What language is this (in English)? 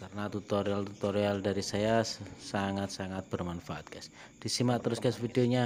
Indonesian